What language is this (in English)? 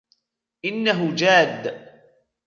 Arabic